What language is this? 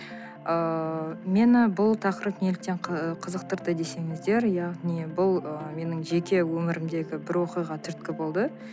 Kazakh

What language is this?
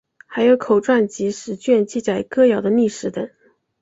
Chinese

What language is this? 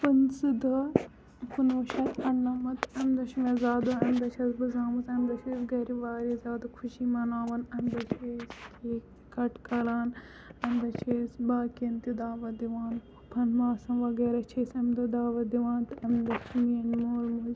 Kashmiri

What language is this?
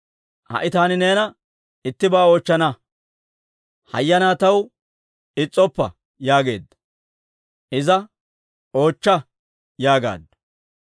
Dawro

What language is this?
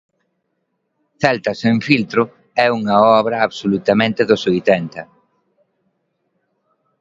Galician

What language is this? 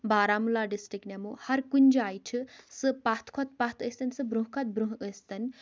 Kashmiri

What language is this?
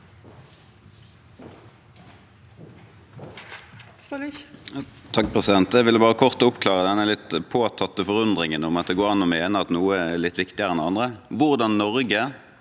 Norwegian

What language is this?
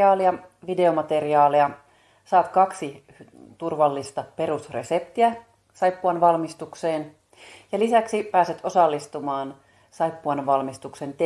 Finnish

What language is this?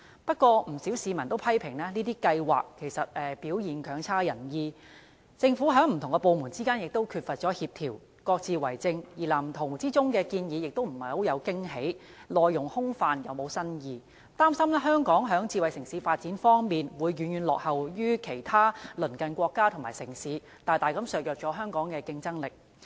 Cantonese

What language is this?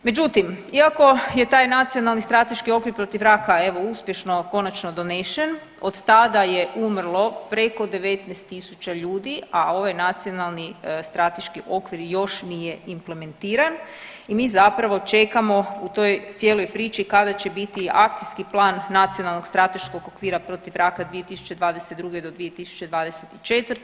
Croatian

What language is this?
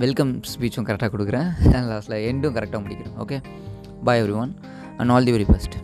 Tamil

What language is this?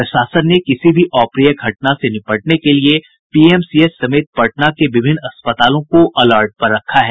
Hindi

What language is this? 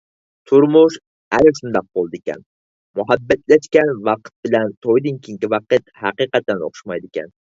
Uyghur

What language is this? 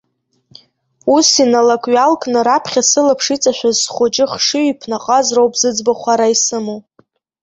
Abkhazian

